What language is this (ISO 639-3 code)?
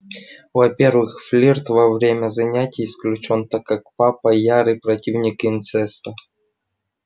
rus